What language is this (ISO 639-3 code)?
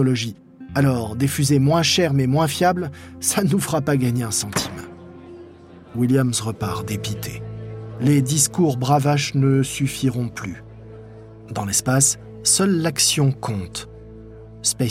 fra